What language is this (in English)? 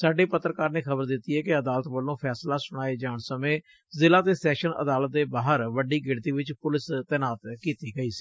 Punjabi